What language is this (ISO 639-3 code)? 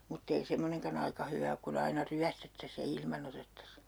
fin